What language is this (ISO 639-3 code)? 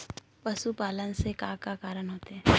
hne